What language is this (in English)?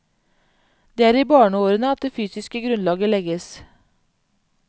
Norwegian